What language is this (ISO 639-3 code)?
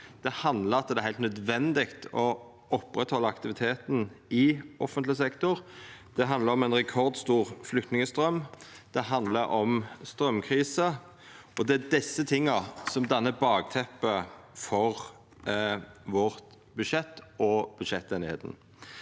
nor